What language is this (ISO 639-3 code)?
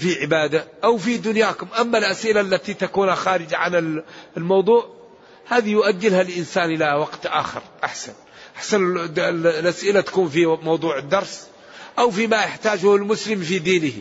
ara